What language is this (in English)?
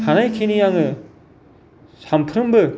Bodo